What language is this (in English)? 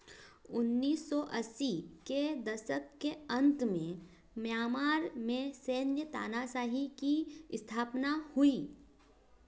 Hindi